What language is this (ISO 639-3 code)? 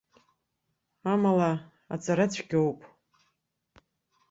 abk